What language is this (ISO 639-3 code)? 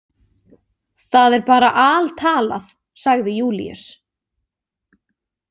isl